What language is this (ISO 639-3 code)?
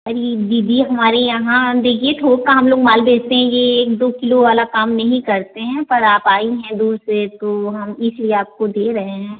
hin